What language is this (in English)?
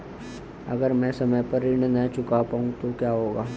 Hindi